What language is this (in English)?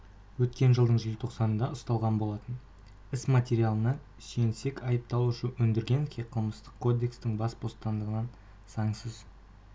Kazakh